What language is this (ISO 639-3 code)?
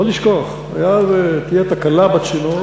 heb